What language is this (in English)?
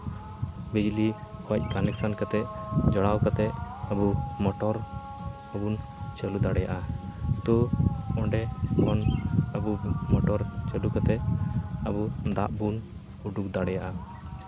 Santali